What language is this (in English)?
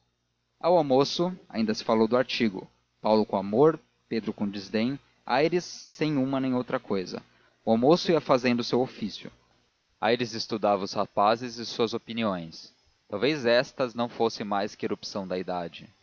Portuguese